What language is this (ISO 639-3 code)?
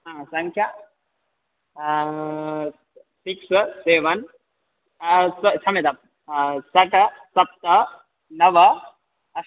san